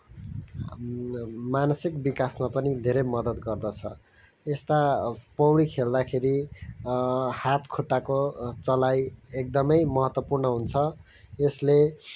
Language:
Nepali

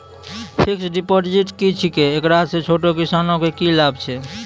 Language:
Maithili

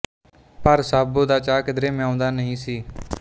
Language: Punjabi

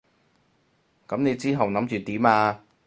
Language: Cantonese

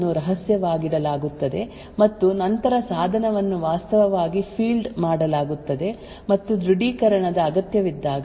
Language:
Kannada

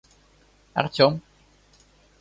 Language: Russian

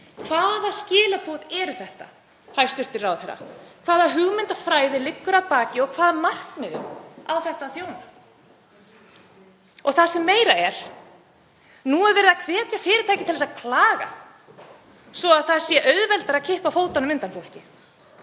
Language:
Icelandic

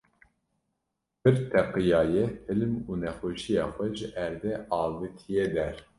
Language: Kurdish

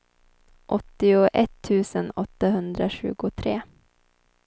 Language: Swedish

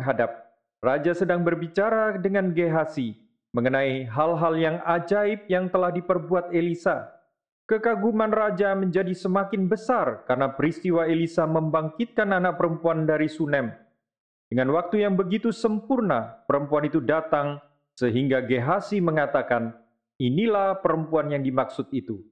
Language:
Indonesian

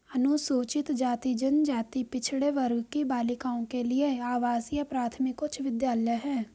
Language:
Hindi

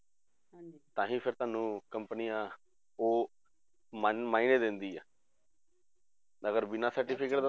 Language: Punjabi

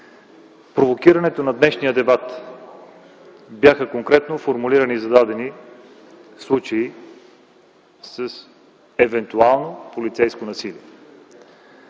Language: Bulgarian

